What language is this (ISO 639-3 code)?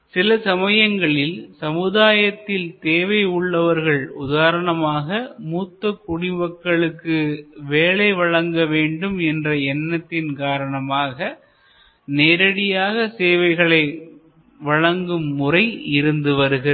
tam